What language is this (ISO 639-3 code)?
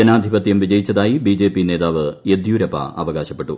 mal